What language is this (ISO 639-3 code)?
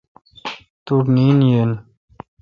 xka